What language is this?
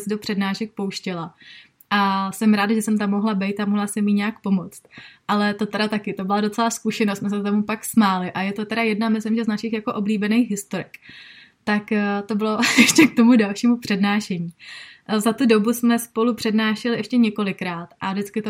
Czech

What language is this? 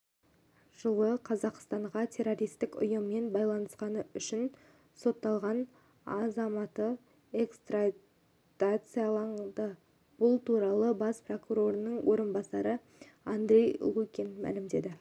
Kazakh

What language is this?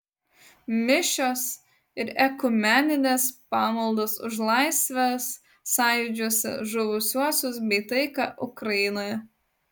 Lithuanian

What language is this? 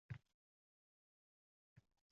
Uzbek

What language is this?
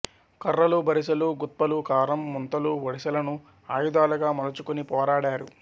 Telugu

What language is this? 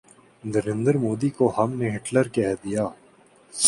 Urdu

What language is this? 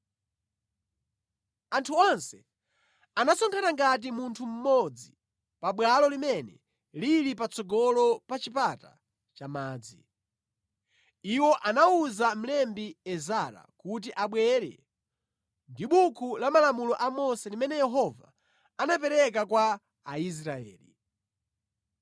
Nyanja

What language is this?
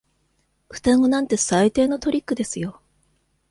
Japanese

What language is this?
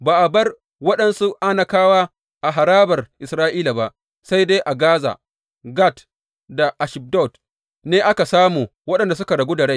Hausa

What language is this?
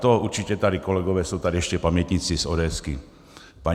Czech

